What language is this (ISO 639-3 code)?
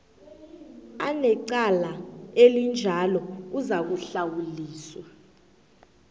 nbl